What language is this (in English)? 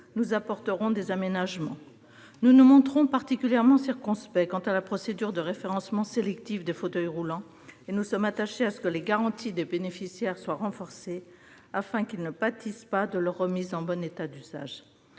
French